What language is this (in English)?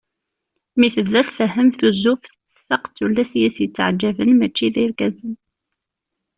Kabyle